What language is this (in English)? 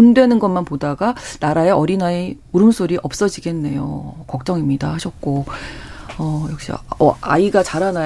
Korean